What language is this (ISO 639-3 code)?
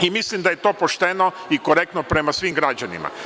srp